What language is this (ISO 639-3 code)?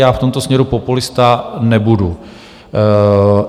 ces